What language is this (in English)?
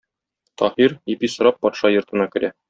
Tatar